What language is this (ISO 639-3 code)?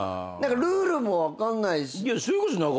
jpn